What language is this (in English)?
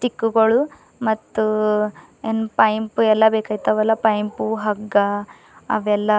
Kannada